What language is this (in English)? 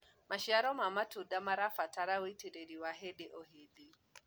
Kikuyu